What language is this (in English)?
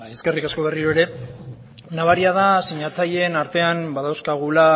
Basque